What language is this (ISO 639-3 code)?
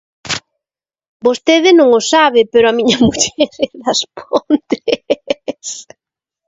glg